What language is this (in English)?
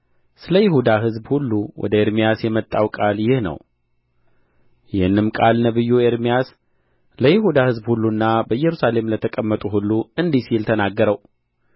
Amharic